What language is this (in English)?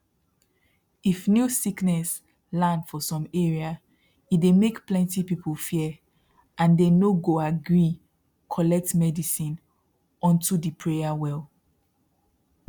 Nigerian Pidgin